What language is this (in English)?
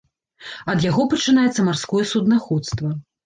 Belarusian